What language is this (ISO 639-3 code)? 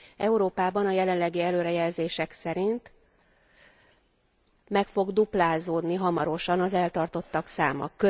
hun